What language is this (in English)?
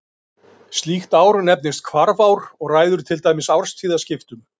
Icelandic